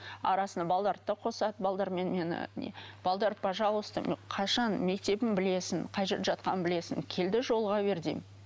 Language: Kazakh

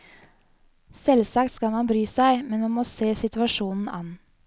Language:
Norwegian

